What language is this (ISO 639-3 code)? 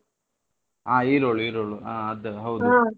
kan